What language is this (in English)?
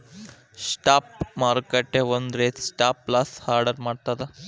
Kannada